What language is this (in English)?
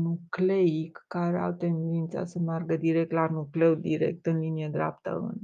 Romanian